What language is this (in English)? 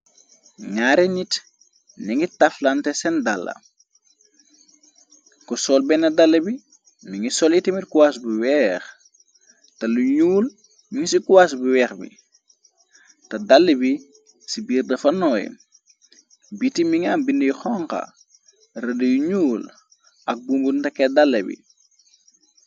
Wolof